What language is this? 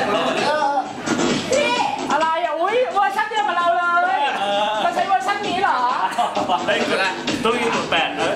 Thai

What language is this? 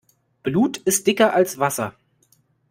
German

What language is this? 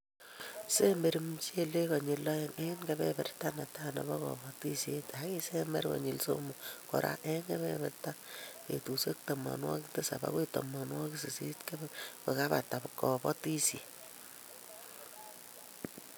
Kalenjin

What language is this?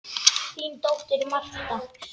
Icelandic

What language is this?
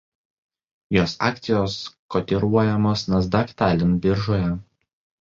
Lithuanian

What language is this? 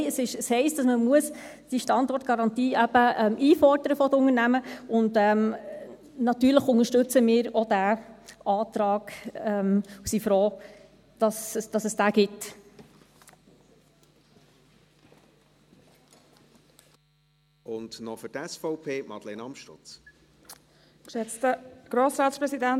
Swiss German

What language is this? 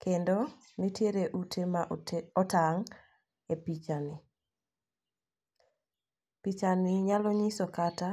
Luo (Kenya and Tanzania)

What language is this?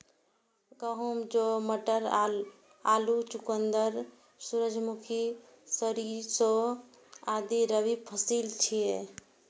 Maithili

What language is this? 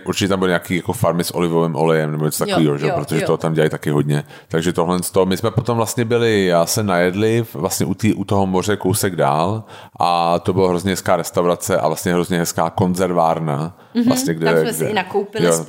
Czech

